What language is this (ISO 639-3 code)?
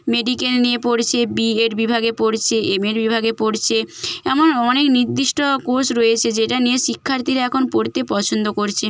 ben